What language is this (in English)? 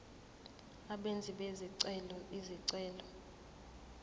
Zulu